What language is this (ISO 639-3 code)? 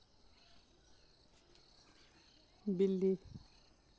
doi